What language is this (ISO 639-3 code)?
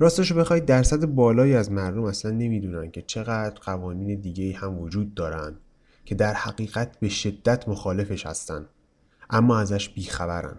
fas